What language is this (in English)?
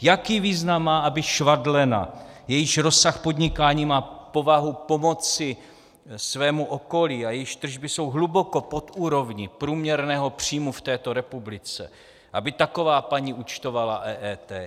Czech